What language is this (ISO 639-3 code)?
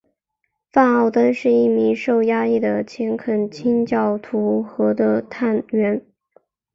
zho